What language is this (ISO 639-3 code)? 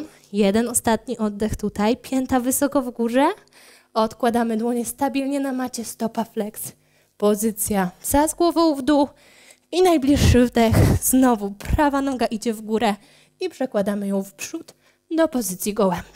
pol